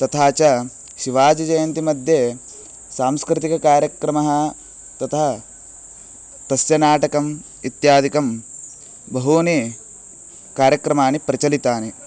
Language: Sanskrit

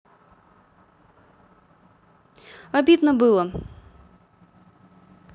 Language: Russian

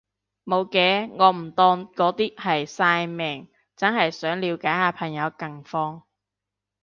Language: Cantonese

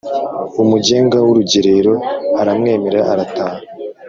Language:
Kinyarwanda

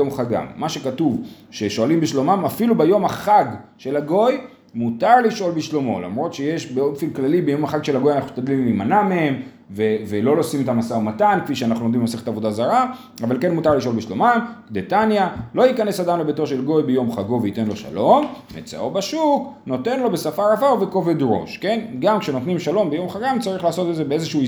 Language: Hebrew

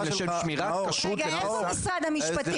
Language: Hebrew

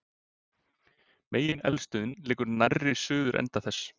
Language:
Icelandic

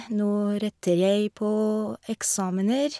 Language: Norwegian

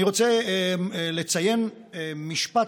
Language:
Hebrew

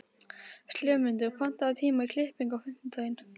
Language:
Icelandic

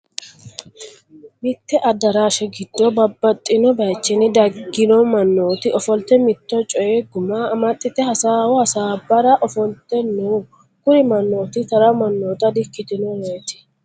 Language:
Sidamo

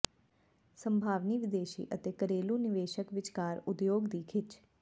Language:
Punjabi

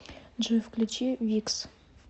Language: Russian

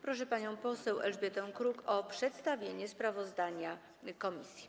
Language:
Polish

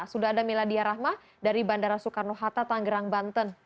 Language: Indonesian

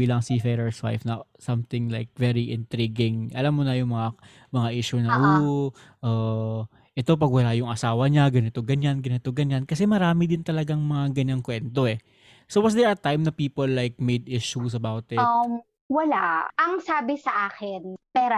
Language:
Filipino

